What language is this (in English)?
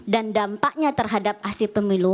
Indonesian